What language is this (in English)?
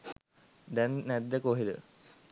Sinhala